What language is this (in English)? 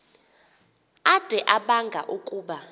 Xhosa